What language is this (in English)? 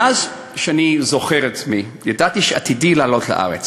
Hebrew